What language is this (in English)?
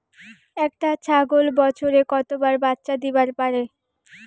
Bangla